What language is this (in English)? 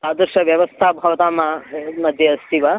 Sanskrit